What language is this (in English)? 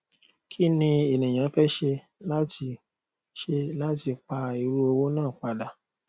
Yoruba